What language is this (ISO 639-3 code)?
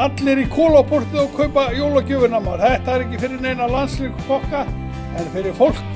lav